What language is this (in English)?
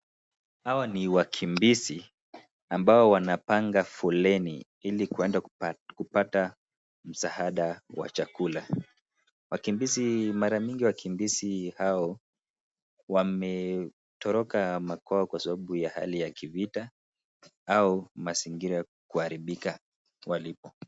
Swahili